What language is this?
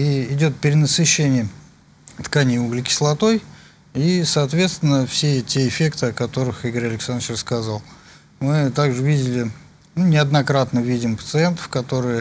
Russian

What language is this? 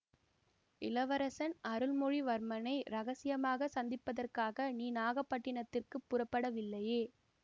Tamil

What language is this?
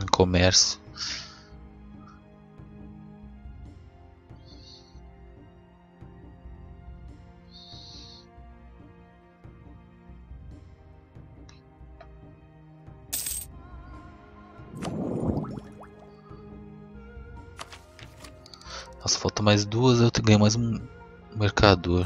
Portuguese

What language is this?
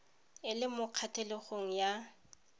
Tswana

